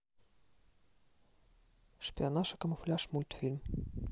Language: Russian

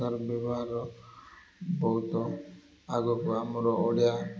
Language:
Odia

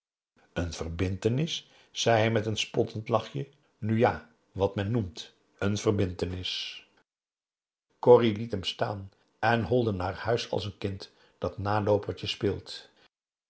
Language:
Dutch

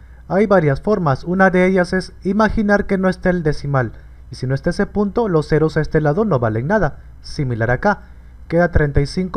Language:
Spanish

